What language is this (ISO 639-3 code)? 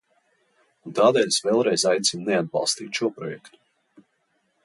lav